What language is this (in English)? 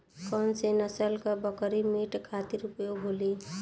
Bhojpuri